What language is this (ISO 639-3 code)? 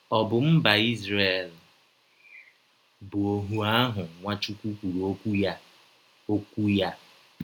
ibo